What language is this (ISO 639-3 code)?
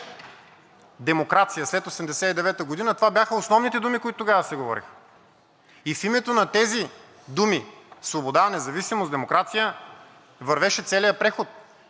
bul